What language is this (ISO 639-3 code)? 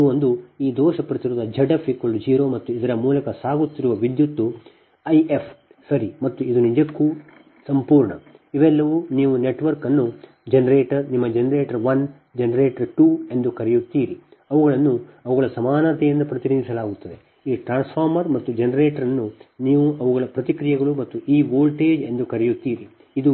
kan